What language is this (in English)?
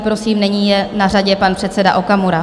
Czech